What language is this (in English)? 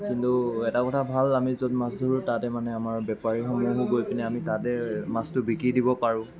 Assamese